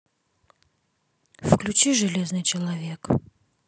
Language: Russian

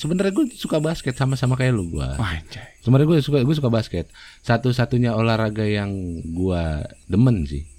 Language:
Indonesian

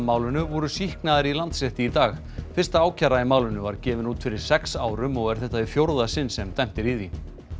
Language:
Icelandic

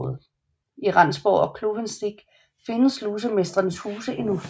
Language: Danish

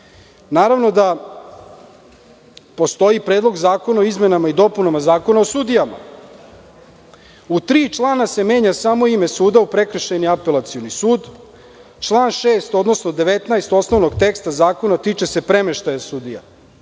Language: Serbian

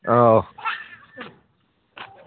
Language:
Manipuri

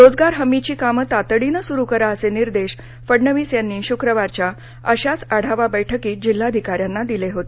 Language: Marathi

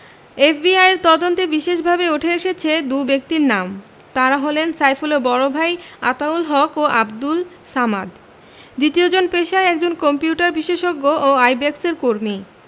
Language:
Bangla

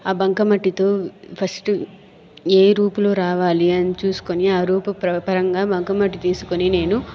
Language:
Telugu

